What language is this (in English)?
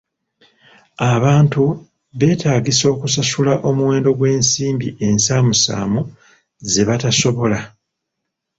Ganda